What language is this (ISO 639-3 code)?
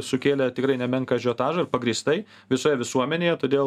lit